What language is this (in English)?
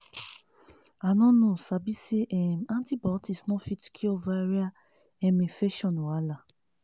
Nigerian Pidgin